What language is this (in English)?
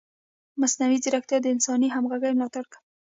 Pashto